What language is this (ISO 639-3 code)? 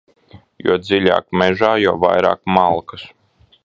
lav